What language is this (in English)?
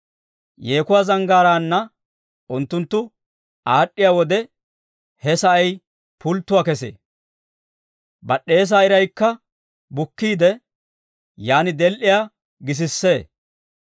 Dawro